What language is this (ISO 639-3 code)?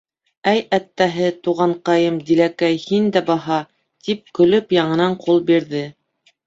bak